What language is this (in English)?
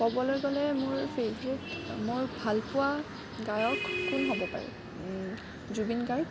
Assamese